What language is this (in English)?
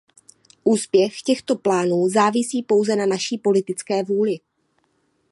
Czech